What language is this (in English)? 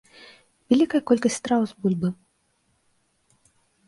Belarusian